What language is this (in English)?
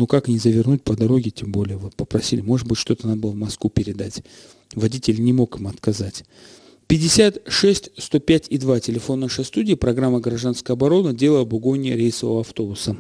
Russian